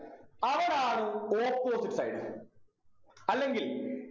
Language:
Malayalam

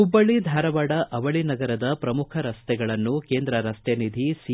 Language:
Kannada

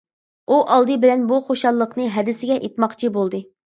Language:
Uyghur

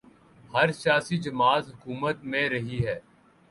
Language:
Urdu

